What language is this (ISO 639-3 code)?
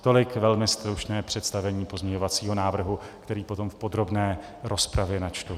ces